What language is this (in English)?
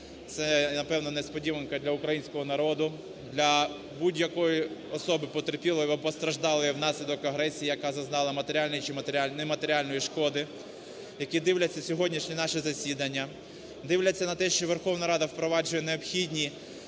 Ukrainian